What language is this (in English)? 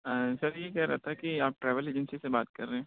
Urdu